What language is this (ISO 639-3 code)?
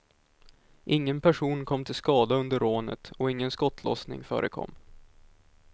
swe